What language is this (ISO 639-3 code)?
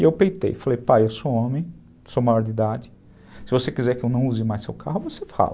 por